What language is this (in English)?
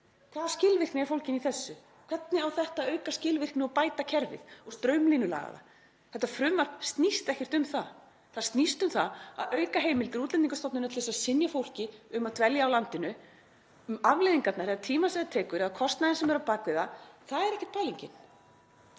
Icelandic